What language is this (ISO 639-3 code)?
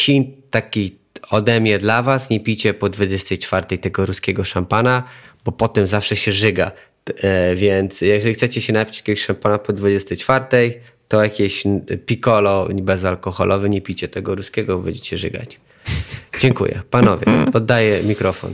pol